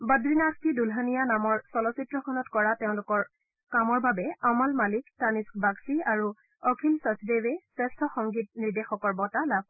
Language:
Assamese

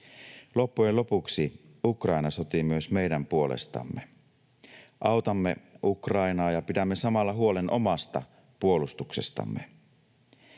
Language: Finnish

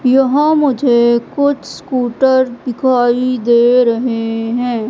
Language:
Hindi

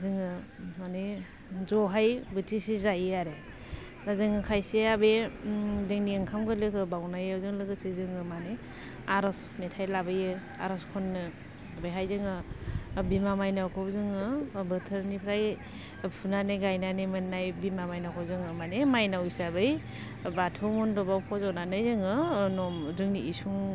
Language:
Bodo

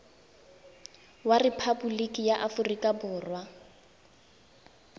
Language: Tswana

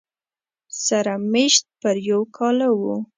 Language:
Pashto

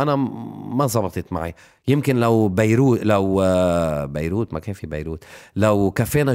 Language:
Arabic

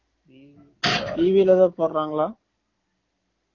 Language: Tamil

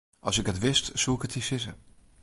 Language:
Western Frisian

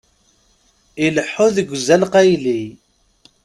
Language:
Kabyle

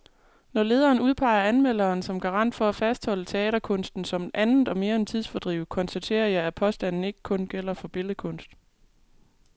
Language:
Danish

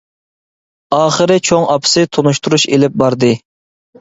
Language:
Uyghur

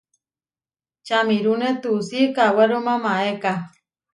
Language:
Huarijio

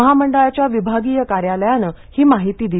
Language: Marathi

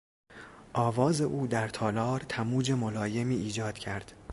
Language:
Persian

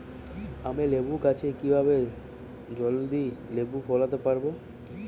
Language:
Bangla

